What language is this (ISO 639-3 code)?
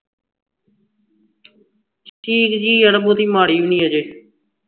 pan